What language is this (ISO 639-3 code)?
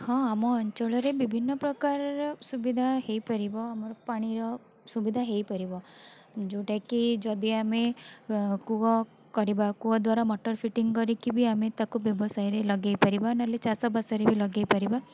ori